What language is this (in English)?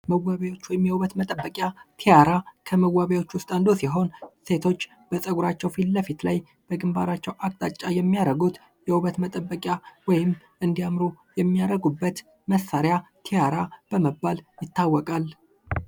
Amharic